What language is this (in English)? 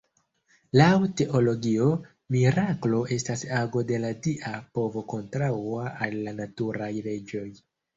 Esperanto